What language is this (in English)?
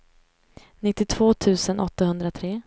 Swedish